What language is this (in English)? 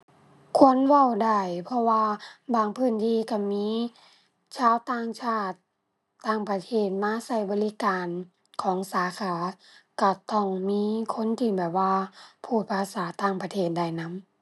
Thai